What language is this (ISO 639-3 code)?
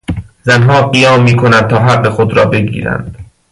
fas